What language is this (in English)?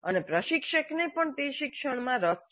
Gujarati